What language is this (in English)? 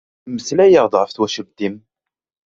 Kabyle